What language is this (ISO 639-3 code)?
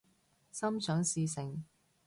yue